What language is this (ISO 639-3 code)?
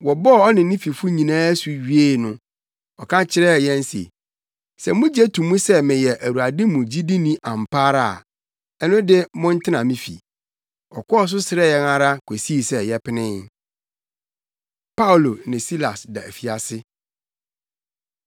aka